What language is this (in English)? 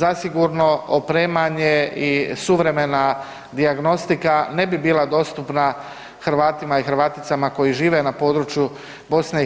Croatian